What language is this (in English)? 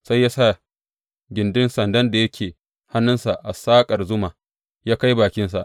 Hausa